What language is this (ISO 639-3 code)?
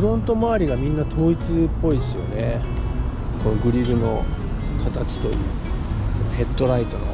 jpn